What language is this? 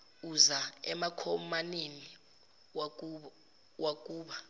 Zulu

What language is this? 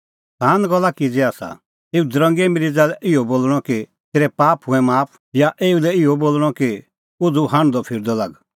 Kullu Pahari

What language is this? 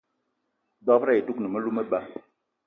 Eton (Cameroon)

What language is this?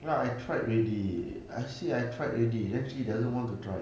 English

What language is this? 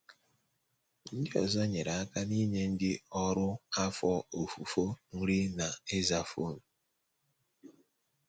Igbo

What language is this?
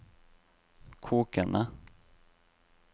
Norwegian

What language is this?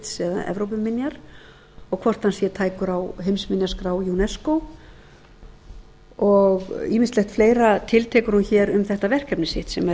Icelandic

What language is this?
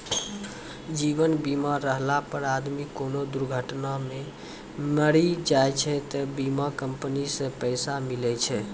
Maithili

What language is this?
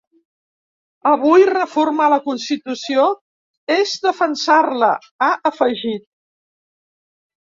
Catalan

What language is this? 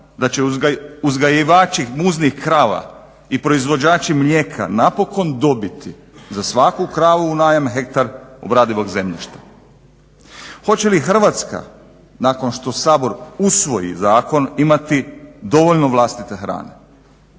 Croatian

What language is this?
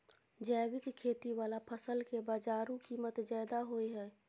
Maithili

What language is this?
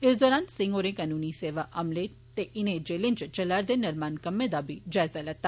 Dogri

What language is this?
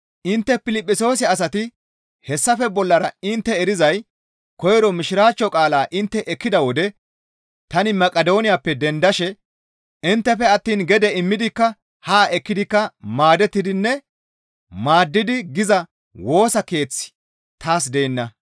Gamo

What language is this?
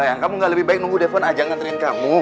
Indonesian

